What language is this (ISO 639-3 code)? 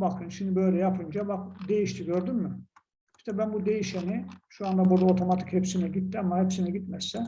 tur